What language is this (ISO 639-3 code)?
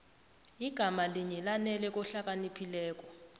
nbl